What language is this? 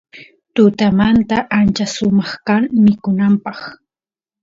Santiago del Estero Quichua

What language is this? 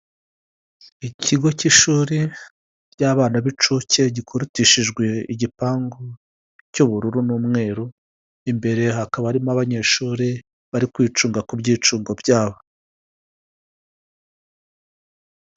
Kinyarwanda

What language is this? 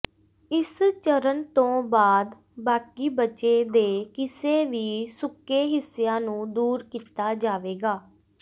Punjabi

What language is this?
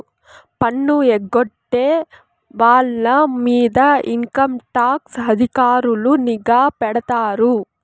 Telugu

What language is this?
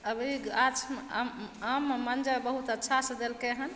Maithili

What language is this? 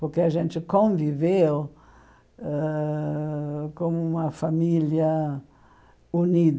Portuguese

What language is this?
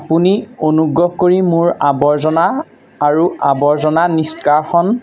Assamese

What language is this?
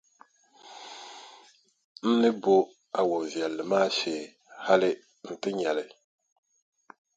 Dagbani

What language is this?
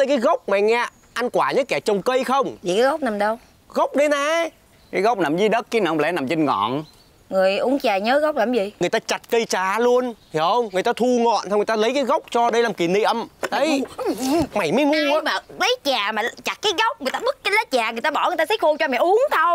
Vietnamese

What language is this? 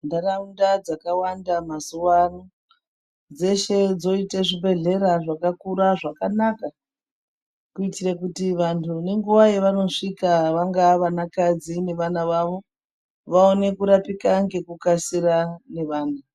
Ndau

